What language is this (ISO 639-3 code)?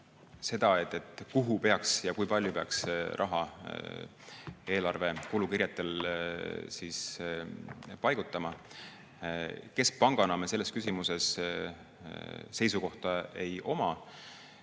est